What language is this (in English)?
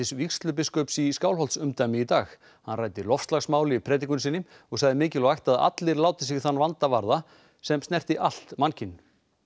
Icelandic